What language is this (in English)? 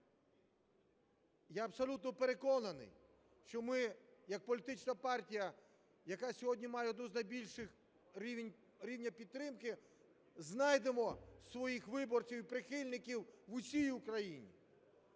Ukrainian